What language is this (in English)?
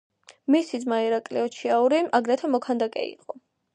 Georgian